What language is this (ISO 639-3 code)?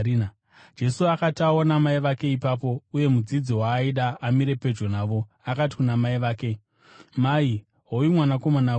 sna